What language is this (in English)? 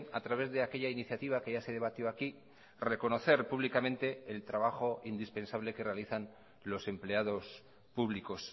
Spanish